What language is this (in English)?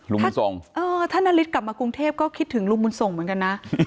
Thai